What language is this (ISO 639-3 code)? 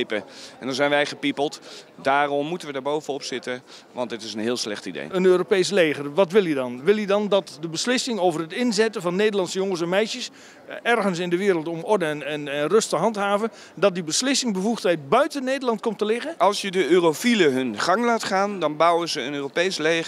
nld